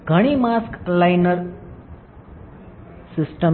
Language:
Gujarati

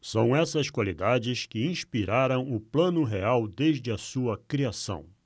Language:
Portuguese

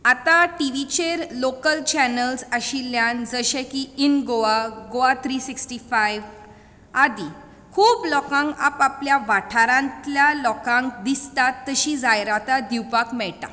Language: Konkani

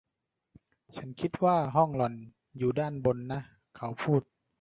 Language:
Thai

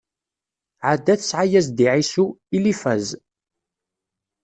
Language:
Kabyle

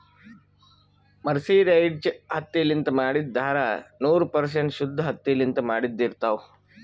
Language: Kannada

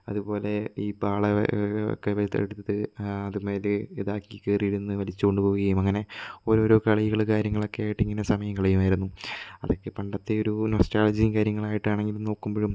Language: Malayalam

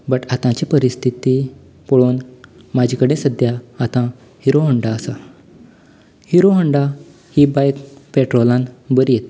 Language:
Konkani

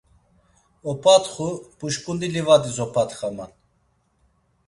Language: Laz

